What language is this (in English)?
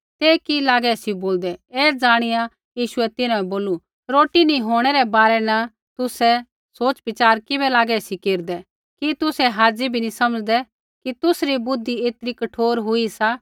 Kullu Pahari